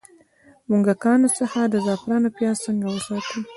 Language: Pashto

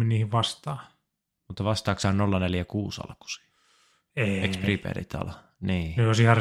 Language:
Finnish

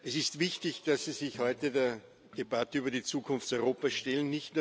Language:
German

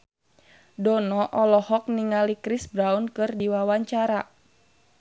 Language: Sundanese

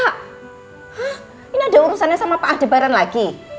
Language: Indonesian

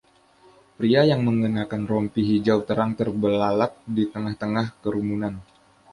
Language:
Indonesian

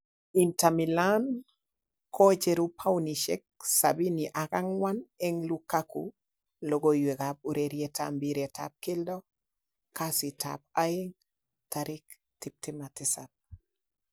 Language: Kalenjin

